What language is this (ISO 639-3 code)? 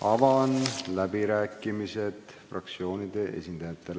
est